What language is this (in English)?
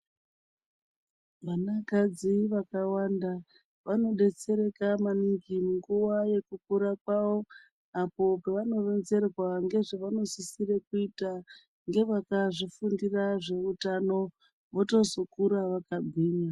Ndau